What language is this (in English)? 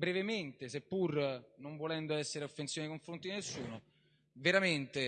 Italian